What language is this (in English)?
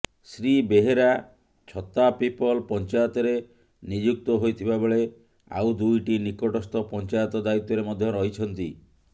Odia